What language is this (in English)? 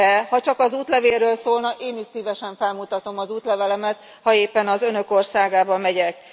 Hungarian